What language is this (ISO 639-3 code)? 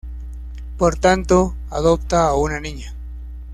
spa